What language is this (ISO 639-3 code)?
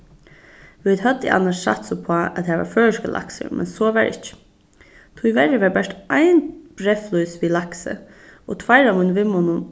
fao